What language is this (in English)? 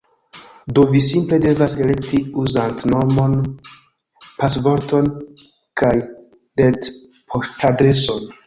Esperanto